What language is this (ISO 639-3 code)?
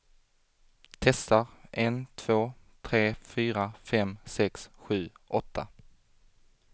swe